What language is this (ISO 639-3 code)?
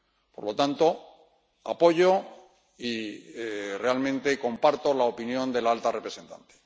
spa